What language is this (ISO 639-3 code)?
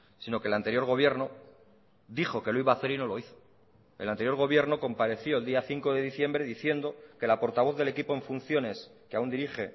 spa